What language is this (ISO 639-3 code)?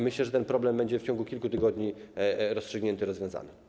pol